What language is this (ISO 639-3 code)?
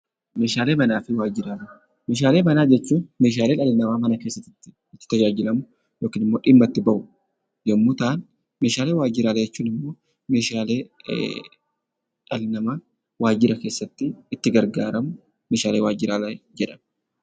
orm